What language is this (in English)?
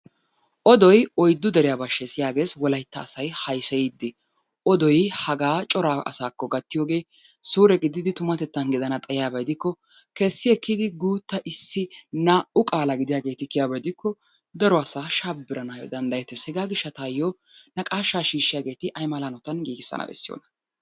Wolaytta